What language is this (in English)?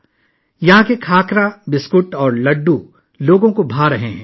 Urdu